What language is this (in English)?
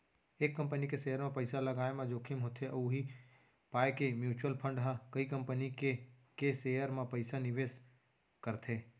Chhattisgarhi